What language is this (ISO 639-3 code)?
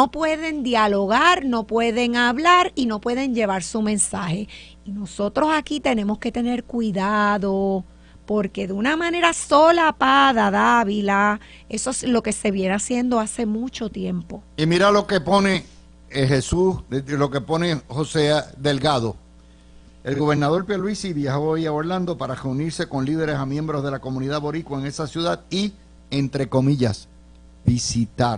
spa